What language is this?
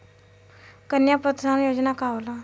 Bhojpuri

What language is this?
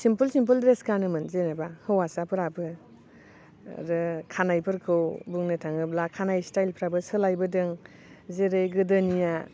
Bodo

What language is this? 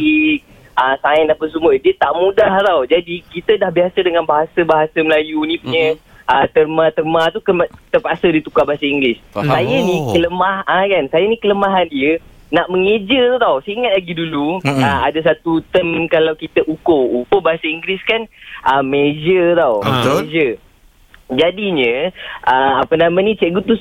Malay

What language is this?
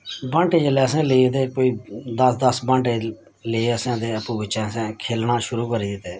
Dogri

